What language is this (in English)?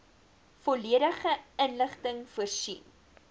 Afrikaans